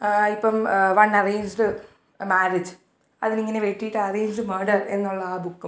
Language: Malayalam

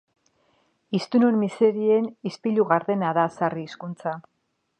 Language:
Basque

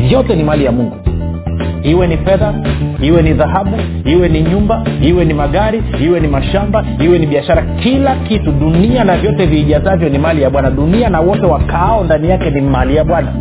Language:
Swahili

